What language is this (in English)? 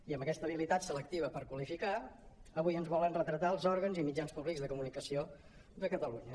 Catalan